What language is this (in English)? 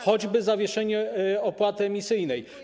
Polish